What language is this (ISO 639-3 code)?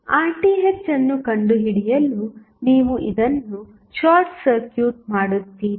kan